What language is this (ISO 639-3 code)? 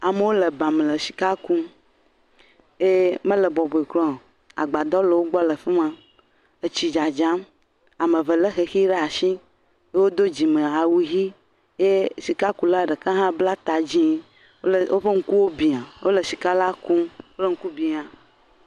ewe